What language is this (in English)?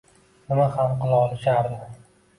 Uzbek